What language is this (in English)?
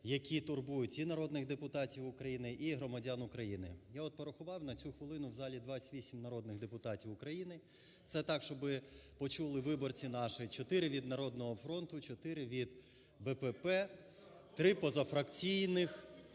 Ukrainian